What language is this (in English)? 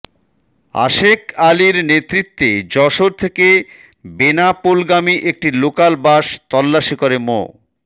Bangla